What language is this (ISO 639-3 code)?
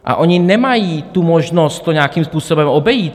ces